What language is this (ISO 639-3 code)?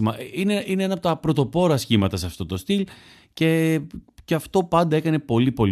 ell